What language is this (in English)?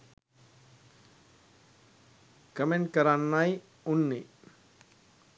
Sinhala